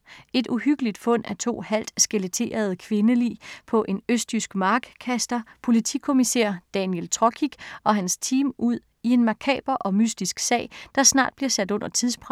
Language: Danish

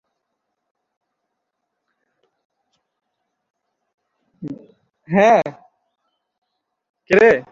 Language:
Bangla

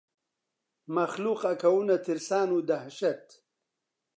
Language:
Central Kurdish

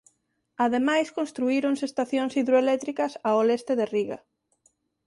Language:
Galician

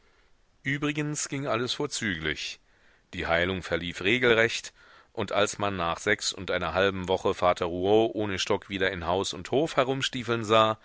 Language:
German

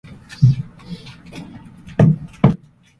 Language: Japanese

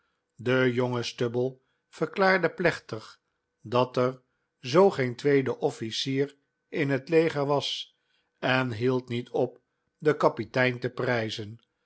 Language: Dutch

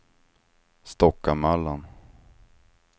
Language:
Swedish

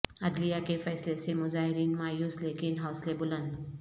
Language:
Urdu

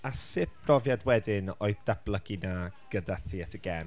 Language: Welsh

